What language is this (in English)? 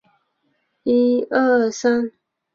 Chinese